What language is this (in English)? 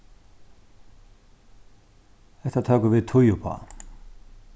Faroese